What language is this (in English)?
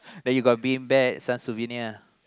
English